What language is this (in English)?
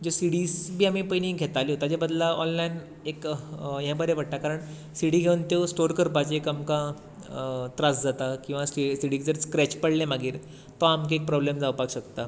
Konkani